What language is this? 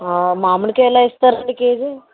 Telugu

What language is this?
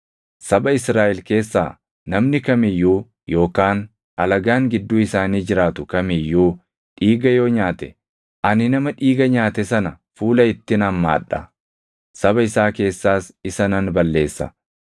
Oromo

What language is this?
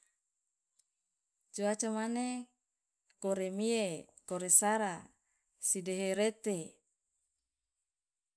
Loloda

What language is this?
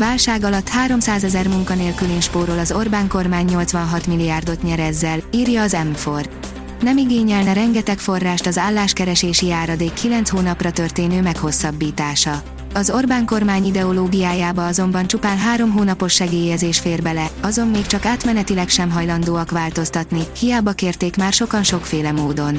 Hungarian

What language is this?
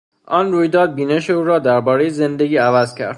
Persian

